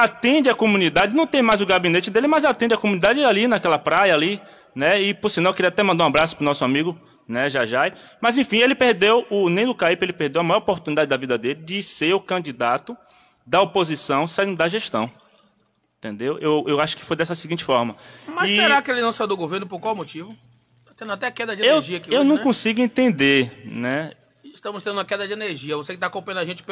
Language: Portuguese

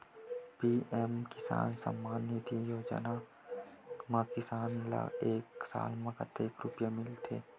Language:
Chhattisgarhi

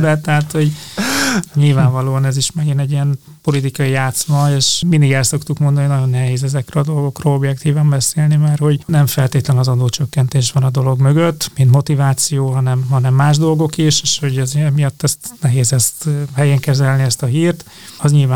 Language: Hungarian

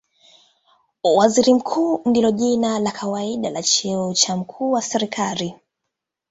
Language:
Swahili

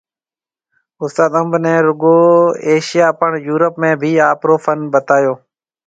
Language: Marwari (Pakistan)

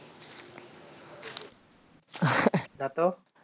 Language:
Bangla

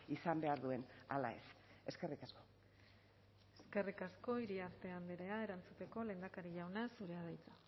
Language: Basque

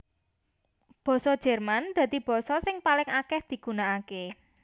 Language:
Javanese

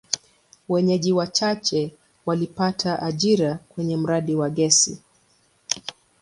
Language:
Swahili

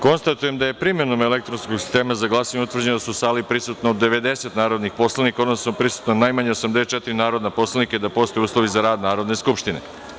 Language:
Serbian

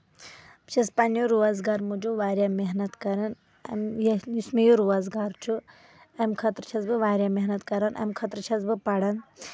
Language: Kashmiri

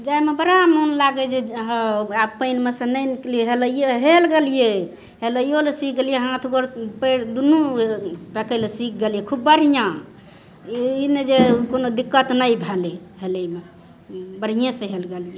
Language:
Maithili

